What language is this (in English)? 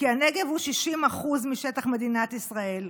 Hebrew